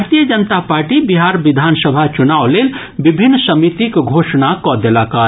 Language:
Maithili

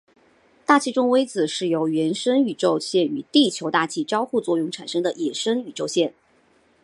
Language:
Chinese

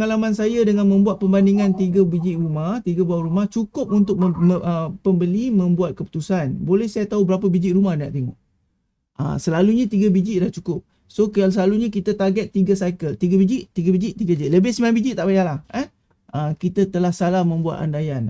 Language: Malay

